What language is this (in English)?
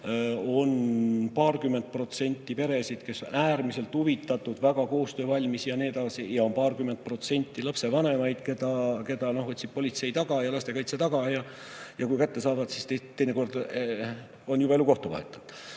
Estonian